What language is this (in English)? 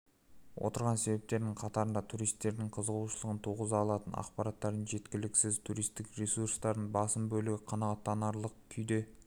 Kazakh